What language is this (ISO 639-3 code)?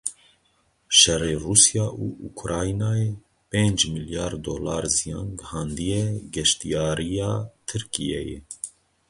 kur